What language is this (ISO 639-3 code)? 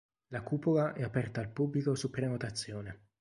ita